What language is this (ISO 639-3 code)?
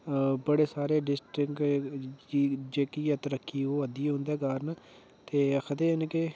doi